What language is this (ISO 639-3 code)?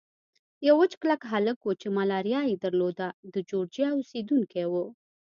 pus